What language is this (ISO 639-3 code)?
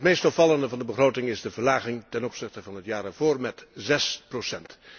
nld